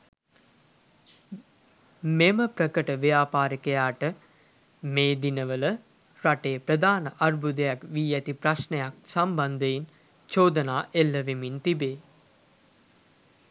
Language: Sinhala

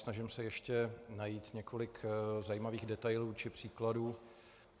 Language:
Czech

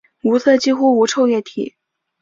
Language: Chinese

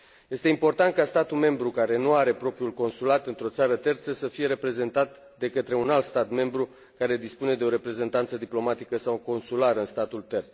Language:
Romanian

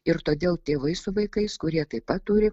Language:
Lithuanian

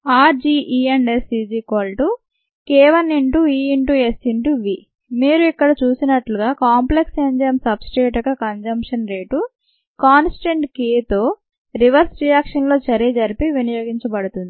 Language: Telugu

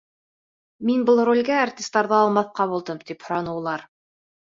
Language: Bashkir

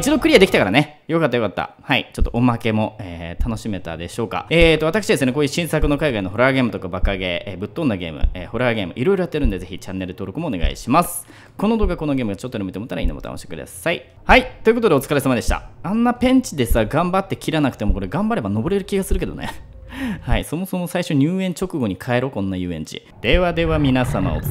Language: Japanese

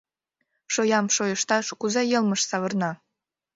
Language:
Mari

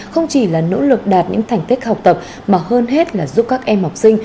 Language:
Vietnamese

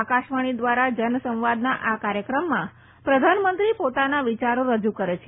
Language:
Gujarati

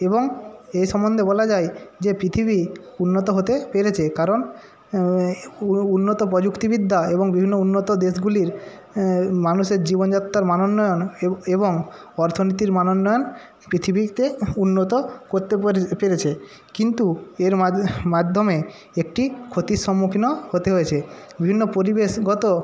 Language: Bangla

